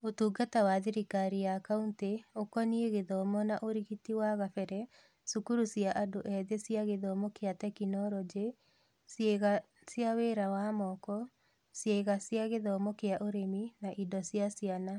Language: Kikuyu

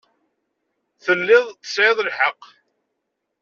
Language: Kabyle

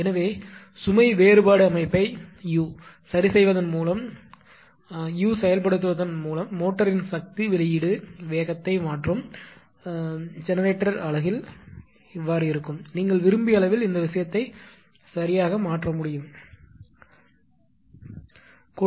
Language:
Tamil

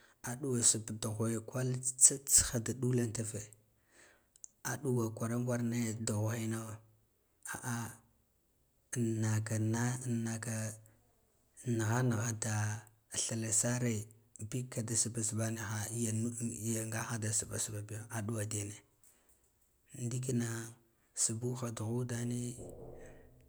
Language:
Guduf-Gava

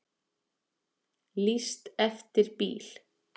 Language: Icelandic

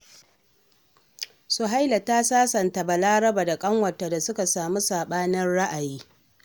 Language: Hausa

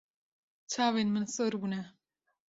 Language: Kurdish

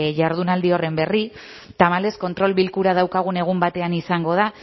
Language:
Basque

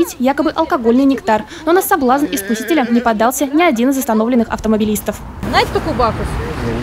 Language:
Russian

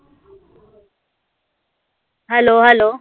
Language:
Marathi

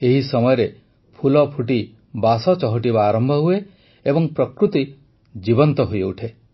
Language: Odia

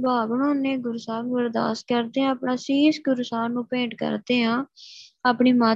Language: Punjabi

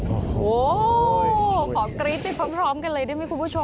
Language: Thai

